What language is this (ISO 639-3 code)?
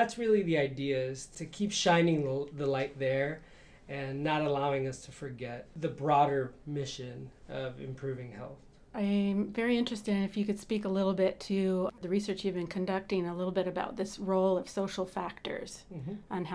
eng